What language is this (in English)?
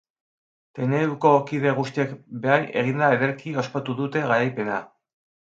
Basque